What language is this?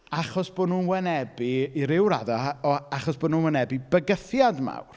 Welsh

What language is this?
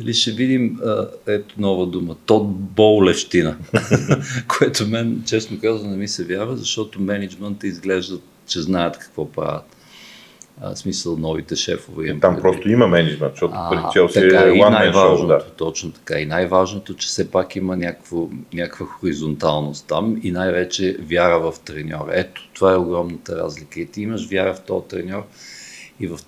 Bulgarian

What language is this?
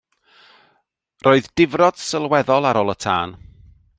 Welsh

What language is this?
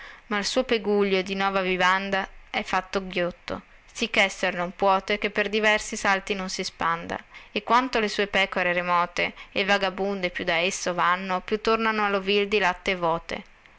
Italian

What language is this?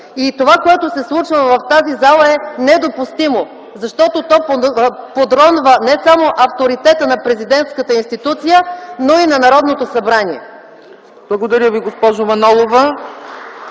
Bulgarian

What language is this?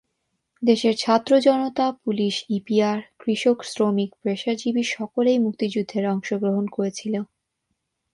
Bangla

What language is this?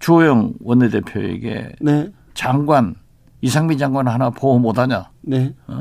Korean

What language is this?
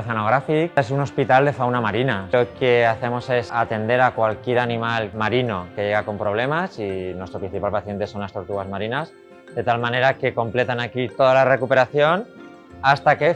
Spanish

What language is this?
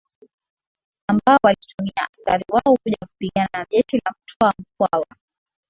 Swahili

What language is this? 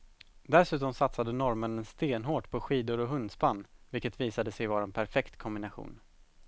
Swedish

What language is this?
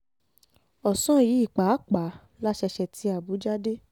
Yoruba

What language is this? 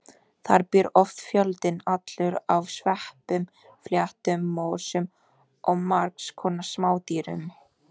Icelandic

